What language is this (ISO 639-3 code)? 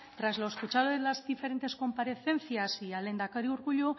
spa